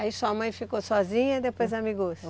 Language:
Portuguese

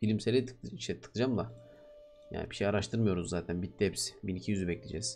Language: Turkish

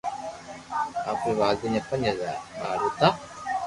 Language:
Loarki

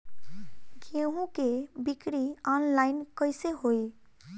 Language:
Bhojpuri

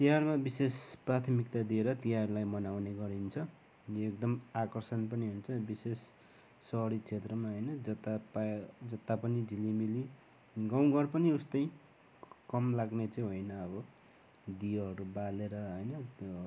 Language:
Nepali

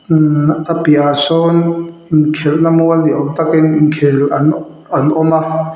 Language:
Mizo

